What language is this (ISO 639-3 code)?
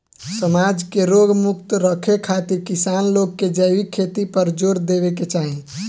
bho